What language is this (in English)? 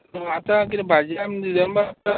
Konkani